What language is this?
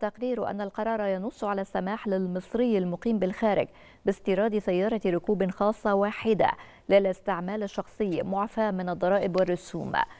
Arabic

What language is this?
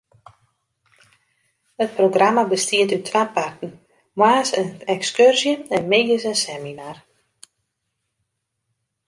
Western Frisian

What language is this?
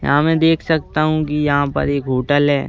Hindi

